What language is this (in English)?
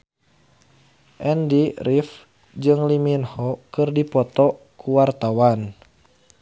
Sundanese